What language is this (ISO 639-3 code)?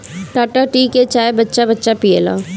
bho